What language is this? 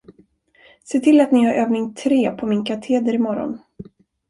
Swedish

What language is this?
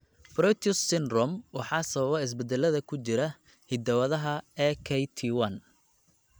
Somali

